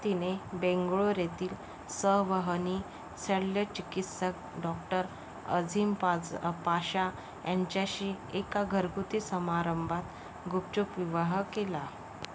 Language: Marathi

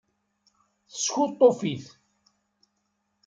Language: Kabyle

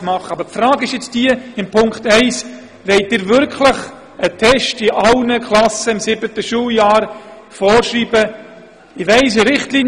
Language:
Swiss German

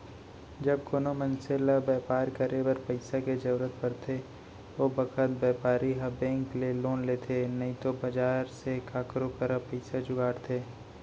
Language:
Chhattisgarhi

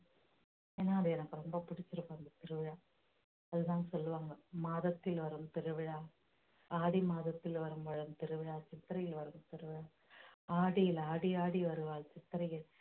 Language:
Tamil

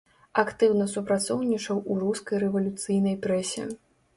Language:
Belarusian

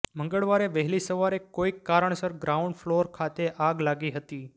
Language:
Gujarati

